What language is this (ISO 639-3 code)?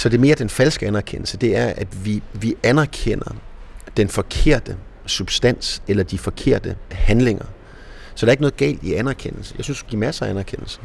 dan